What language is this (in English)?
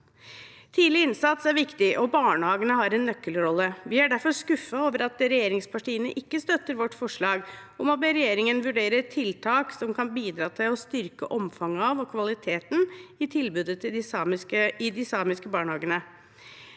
Norwegian